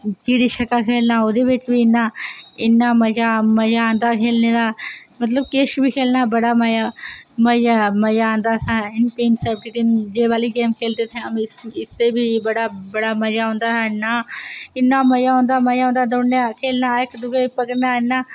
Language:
Dogri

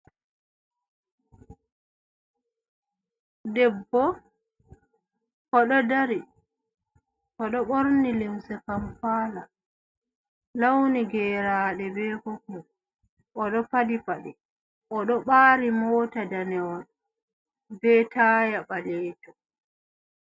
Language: Fula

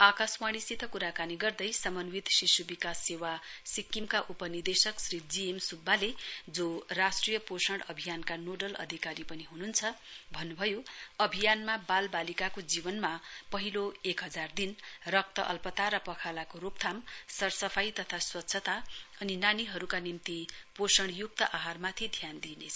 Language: Nepali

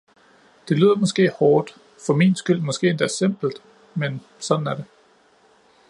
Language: Danish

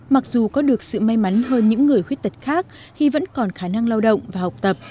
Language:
Vietnamese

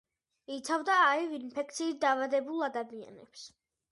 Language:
Georgian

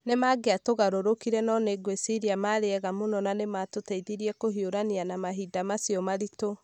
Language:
Kikuyu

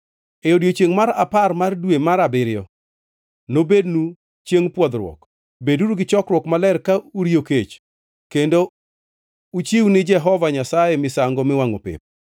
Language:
Luo (Kenya and Tanzania)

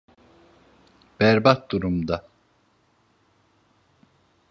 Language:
Turkish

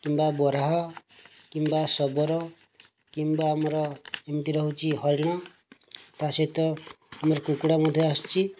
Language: Odia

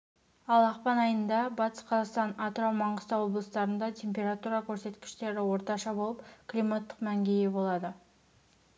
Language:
Kazakh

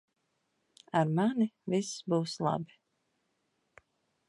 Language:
Latvian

